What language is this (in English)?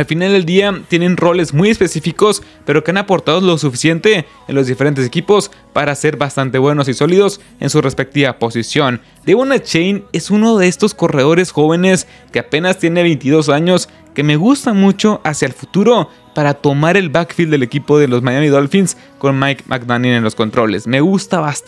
Spanish